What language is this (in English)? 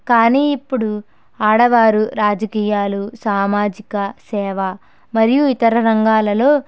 Telugu